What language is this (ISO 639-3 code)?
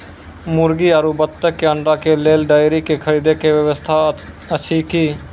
mai